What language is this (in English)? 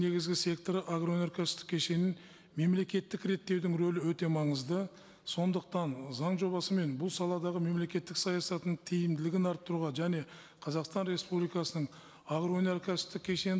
Kazakh